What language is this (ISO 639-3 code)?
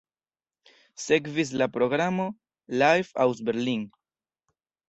epo